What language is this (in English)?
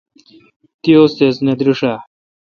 Kalkoti